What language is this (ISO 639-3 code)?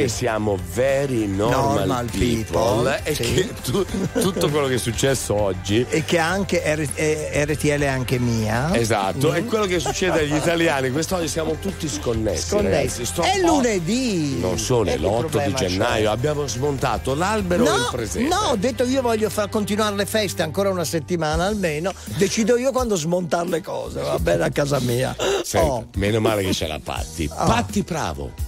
ita